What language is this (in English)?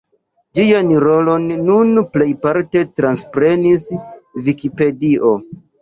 Esperanto